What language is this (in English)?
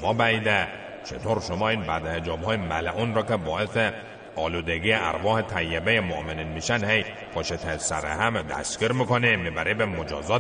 Persian